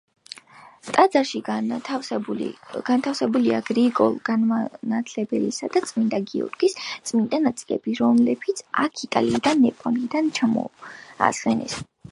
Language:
Georgian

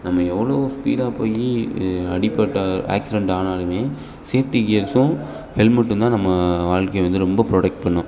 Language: Tamil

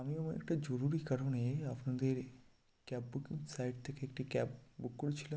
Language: Bangla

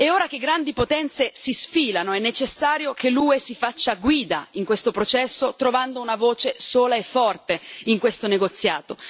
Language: Italian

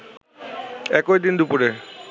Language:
Bangla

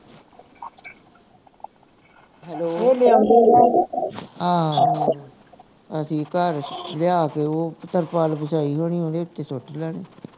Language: Punjabi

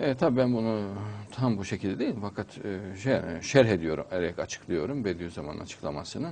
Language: Turkish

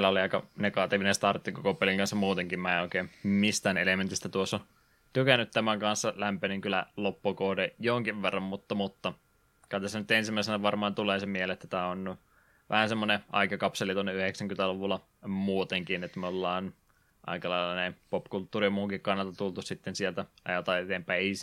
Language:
Finnish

